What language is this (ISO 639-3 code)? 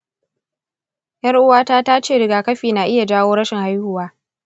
hau